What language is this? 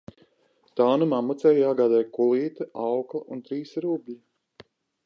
Latvian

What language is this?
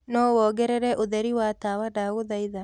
Kikuyu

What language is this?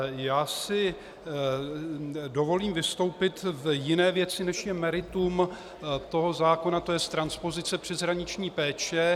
Czech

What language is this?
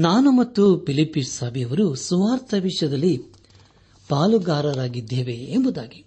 Kannada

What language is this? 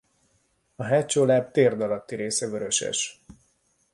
Hungarian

